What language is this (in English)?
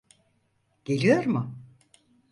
Turkish